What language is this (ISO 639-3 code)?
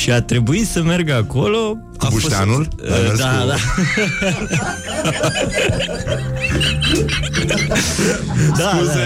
ron